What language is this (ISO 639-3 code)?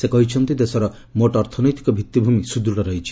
ori